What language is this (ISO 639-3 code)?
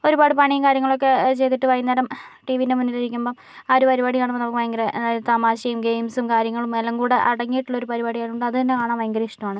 mal